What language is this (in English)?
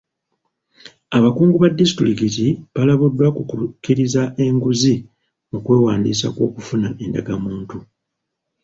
Ganda